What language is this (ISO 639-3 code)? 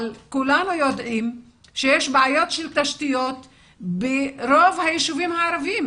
heb